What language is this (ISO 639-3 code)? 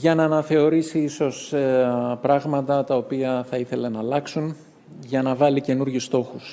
ell